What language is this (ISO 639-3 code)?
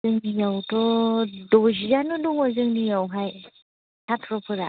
brx